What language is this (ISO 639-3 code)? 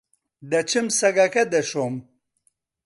ckb